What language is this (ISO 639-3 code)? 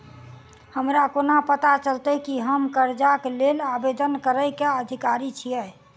mai